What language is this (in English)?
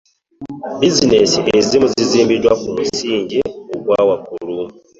Ganda